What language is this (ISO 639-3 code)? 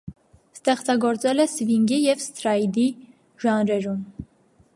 hye